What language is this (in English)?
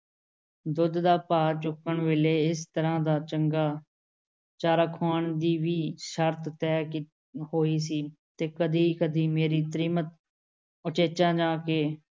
Punjabi